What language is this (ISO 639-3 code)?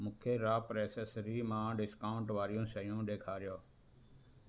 snd